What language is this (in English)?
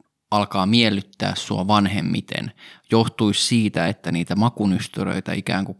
Finnish